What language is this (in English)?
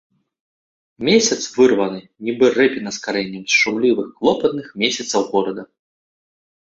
Belarusian